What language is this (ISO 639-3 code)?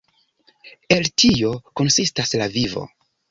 epo